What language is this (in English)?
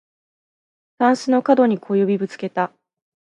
Japanese